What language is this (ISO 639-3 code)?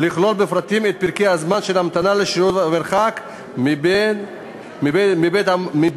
heb